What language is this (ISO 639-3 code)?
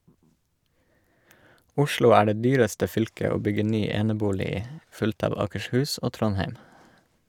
nor